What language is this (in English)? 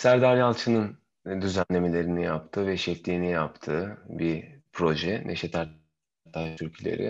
Turkish